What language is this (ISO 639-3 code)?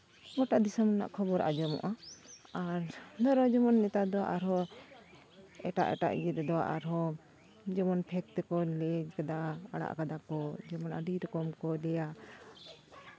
sat